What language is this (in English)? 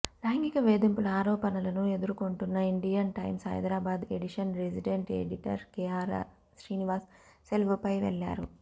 Telugu